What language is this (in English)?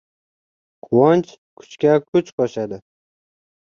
Uzbek